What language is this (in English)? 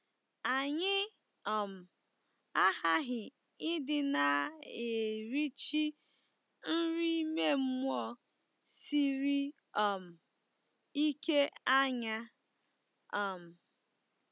Igbo